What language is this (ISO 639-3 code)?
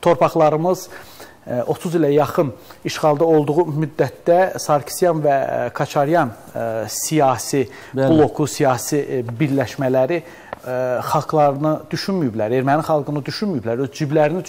tur